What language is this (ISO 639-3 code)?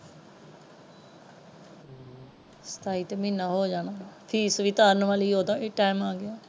pan